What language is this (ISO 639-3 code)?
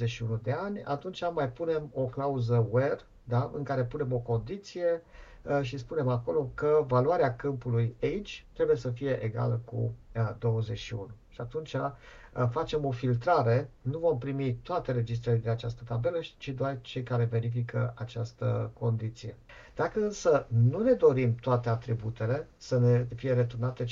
ron